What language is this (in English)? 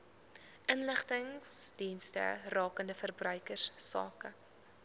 Afrikaans